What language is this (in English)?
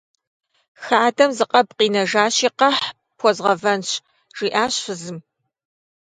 Kabardian